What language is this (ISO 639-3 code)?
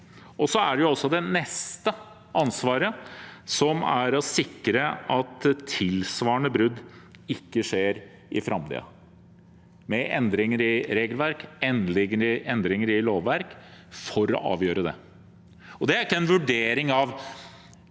nor